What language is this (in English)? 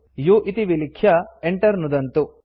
Sanskrit